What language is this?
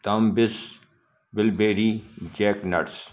Sindhi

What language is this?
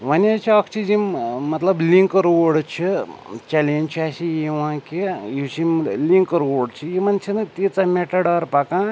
Kashmiri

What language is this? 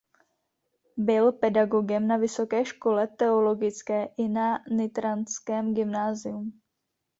Czech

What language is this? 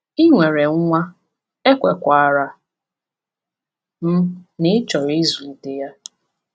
Igbo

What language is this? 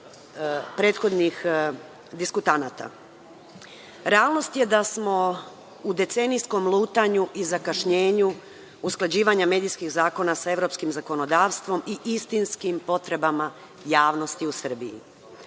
Serbian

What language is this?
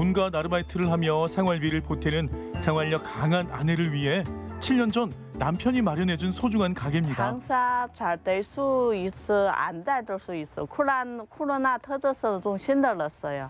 Korean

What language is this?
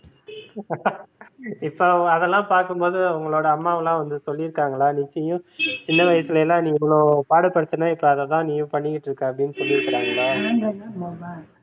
Tamil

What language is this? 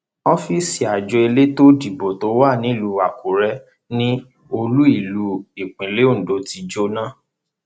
Yoruba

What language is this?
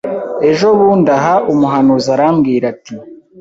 Kinyarwanda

